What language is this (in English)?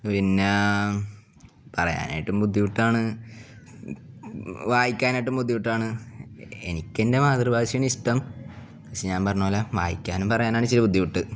Malayalam